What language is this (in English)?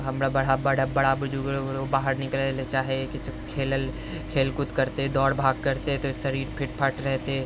Maithili